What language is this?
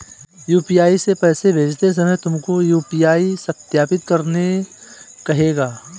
Hindi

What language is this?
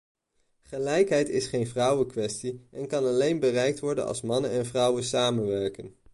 Dutch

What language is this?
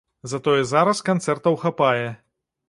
Belarusian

